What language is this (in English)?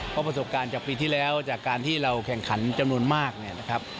Thai